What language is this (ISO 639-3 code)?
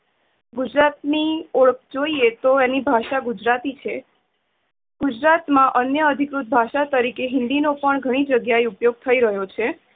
guj